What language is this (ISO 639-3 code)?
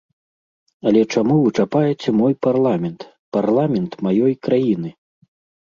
bel